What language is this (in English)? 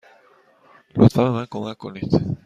Persian